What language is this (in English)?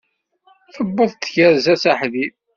Kabyle